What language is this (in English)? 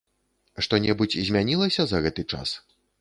Belarusian